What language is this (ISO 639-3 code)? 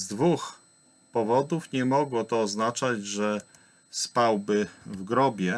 pol